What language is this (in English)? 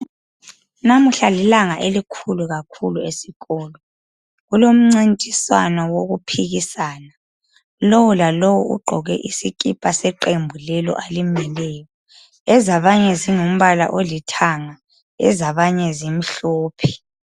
North Ndebele